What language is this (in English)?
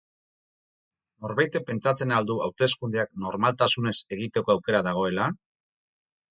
Basque